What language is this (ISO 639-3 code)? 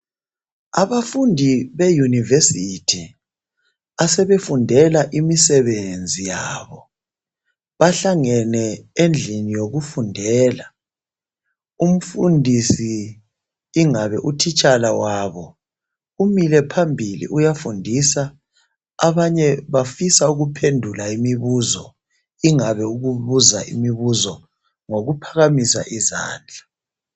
nde